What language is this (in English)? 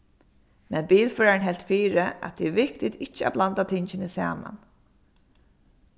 Faroese